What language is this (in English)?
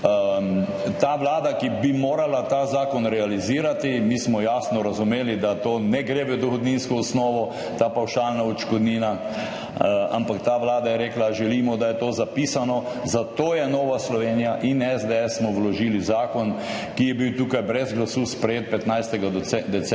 Slovenian